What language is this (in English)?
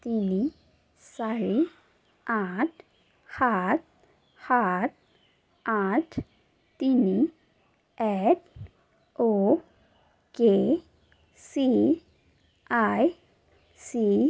Assamese